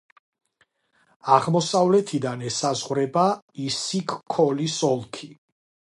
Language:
Georgian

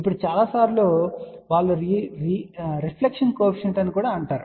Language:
Telugu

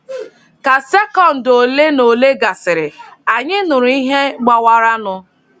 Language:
Igbo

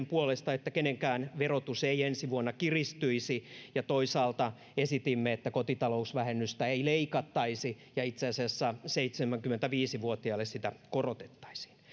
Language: Finnish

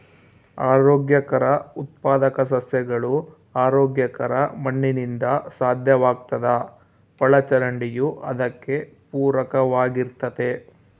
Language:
Kannada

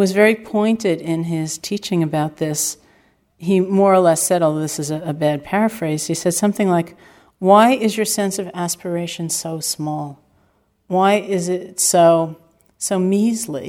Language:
English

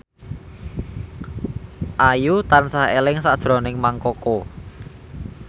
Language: Javanese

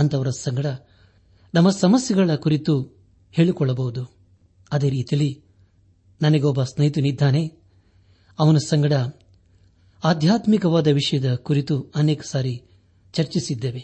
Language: Kannada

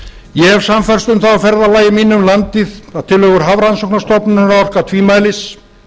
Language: Icelandic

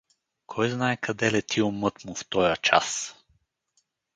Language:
Bulgarian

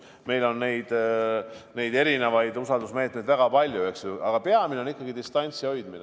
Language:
Estonian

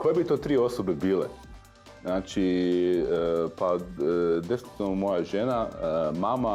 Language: Croatian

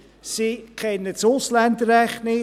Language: Swiss German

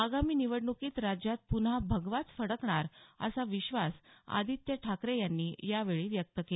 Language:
Marathi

